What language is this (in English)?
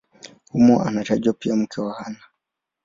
Swahili